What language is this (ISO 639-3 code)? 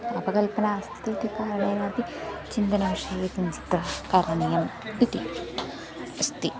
san